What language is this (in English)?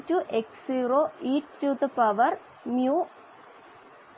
Malayalam